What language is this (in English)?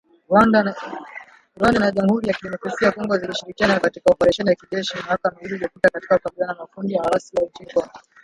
Swahili